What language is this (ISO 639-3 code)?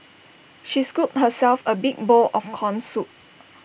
eng